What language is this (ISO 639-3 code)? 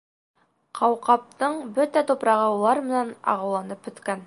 bak